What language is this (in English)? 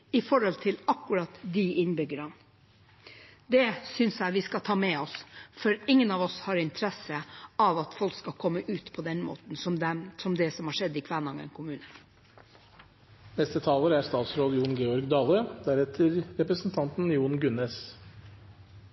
Norwegian